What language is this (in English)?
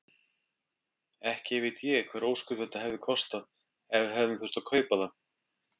Icelandic